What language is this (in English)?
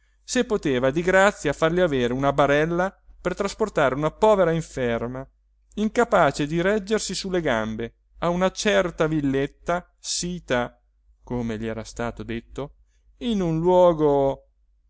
Italian